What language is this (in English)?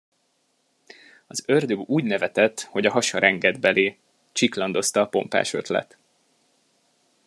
Hungarian